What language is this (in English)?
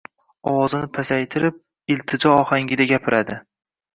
Uzbek